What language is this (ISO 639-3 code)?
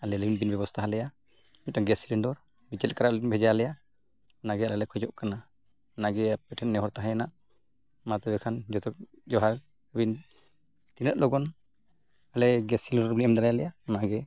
sat